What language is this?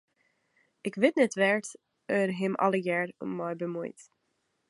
Western Frisian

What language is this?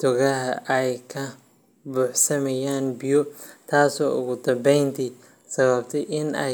Somali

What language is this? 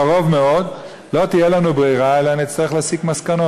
Hebrew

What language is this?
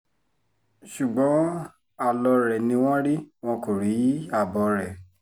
Yoruba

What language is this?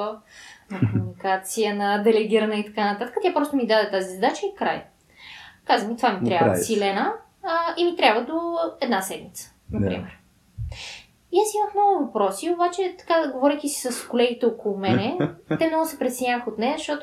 Bulgarian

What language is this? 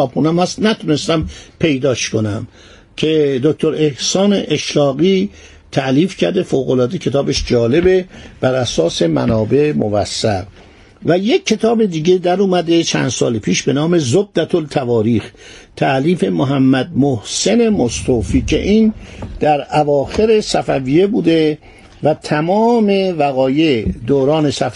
Persian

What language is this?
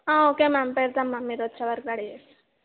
Telugu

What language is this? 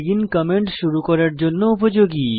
Bangla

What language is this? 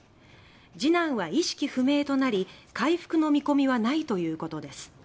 Japanese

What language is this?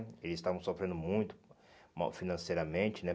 Portuguese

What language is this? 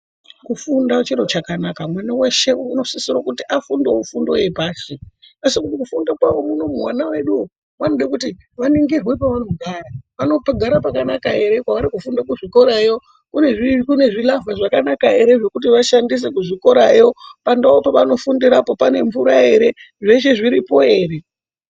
Ndau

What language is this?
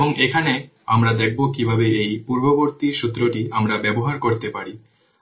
Bangla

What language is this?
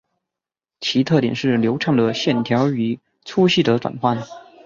Chinese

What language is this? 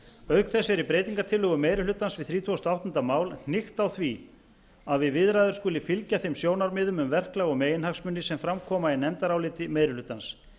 Icelandic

